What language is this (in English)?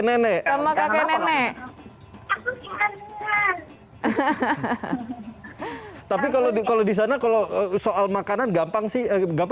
Indonesian